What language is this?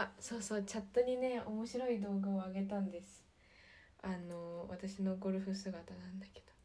Japanese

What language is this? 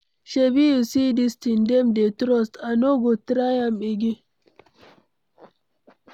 Nigerian Pidgin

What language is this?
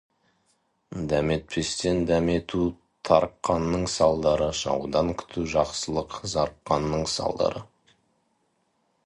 Kazakh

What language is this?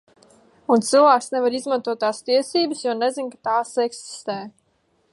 Latvian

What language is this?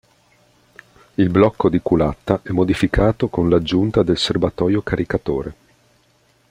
Italian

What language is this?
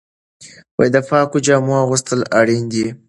Pashto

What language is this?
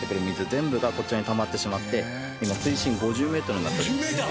Japanese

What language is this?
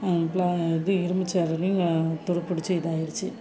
Tamil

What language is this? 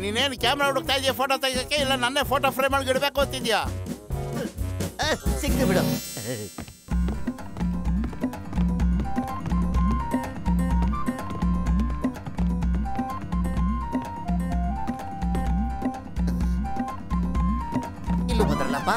Kannada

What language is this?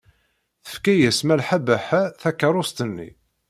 Kabyle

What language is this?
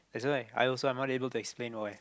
English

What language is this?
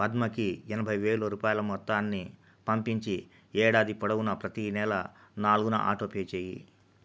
Telugu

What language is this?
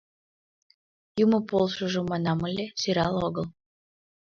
Mari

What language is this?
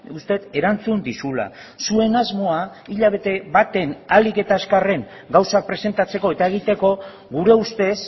Basque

